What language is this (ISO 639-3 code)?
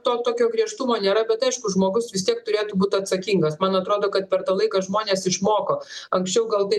lit